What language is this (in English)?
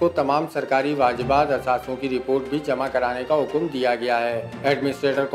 Hindi